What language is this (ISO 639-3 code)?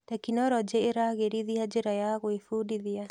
kik